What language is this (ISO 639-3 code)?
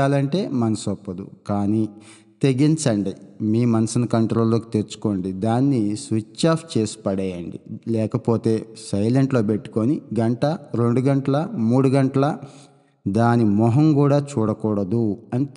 tel